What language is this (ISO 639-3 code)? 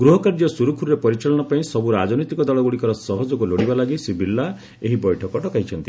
ori